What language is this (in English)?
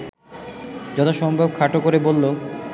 Bangla